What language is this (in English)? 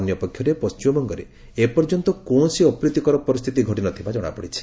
Odia